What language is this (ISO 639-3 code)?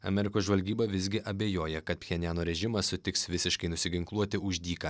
lit